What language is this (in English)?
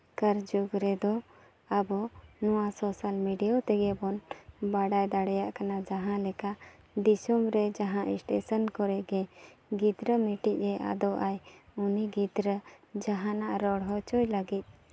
Santali